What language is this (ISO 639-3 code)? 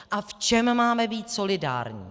ces